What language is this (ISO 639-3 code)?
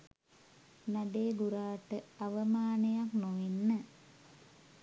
sin